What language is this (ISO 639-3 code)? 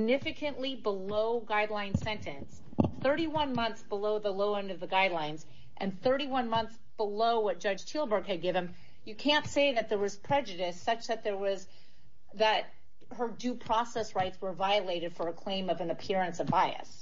eng